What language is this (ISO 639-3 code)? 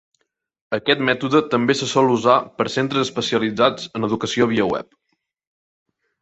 cat